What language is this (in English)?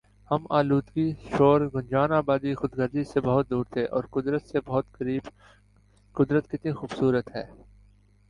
Urdu